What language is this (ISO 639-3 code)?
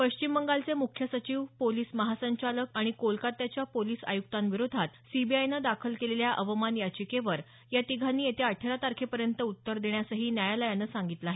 mar